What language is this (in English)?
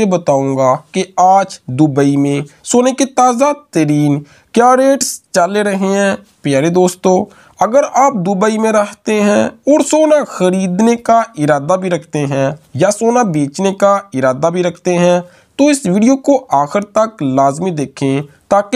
Hindi